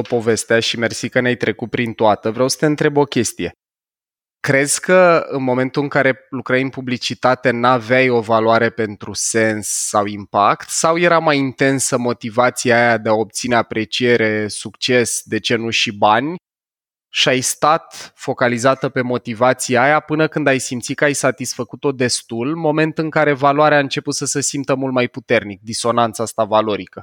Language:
Romanian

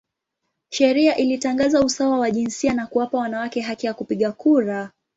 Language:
Swahili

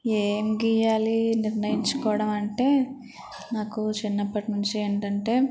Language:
Telugu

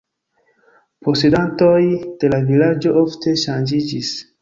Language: Esperanto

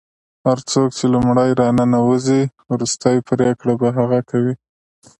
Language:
Pashto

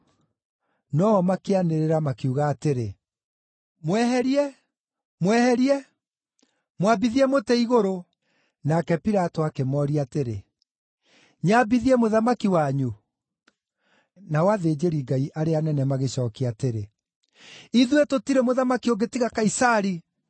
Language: Kikuyu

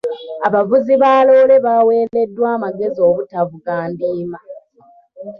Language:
Ganda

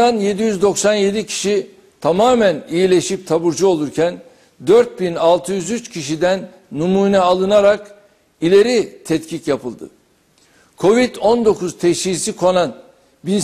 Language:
Turkish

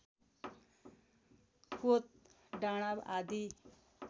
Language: Nepali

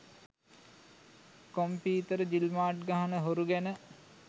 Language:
Sinhala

